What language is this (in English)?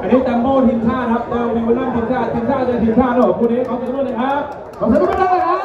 Thai